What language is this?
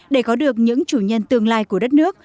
Vietnamese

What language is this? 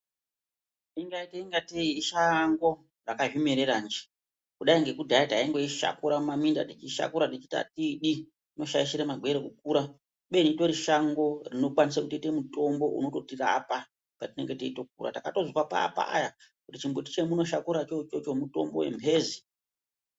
Ndau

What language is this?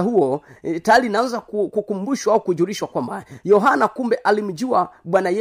Swahili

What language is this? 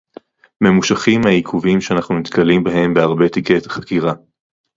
Hebrew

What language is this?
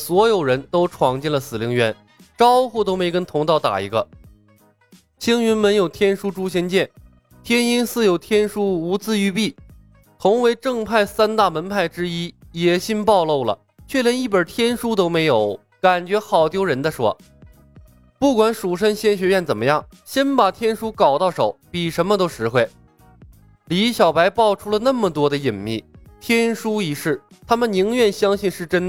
Chinese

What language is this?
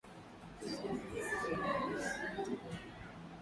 Swahili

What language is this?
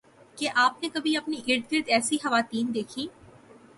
Urdu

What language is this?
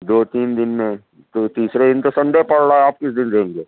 Urdu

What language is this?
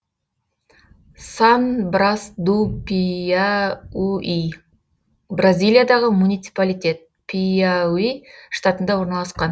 Kazakh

